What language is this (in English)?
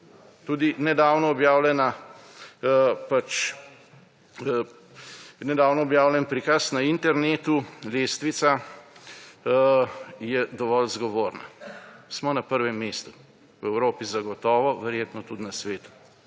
Slovenian